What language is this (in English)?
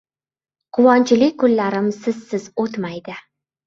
Uzbek